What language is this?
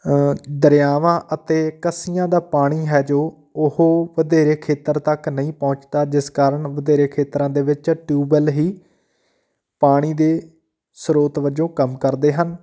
Punjabi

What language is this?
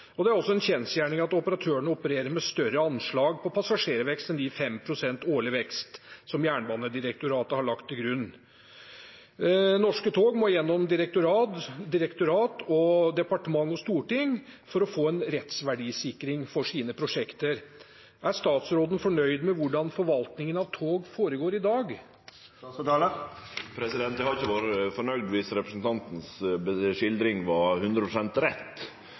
Norwegian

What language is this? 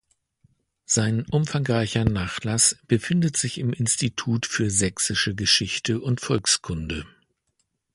German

